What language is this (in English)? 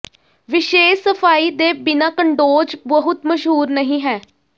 Punjabi